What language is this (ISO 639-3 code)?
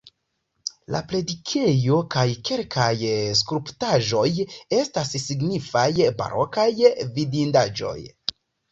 epo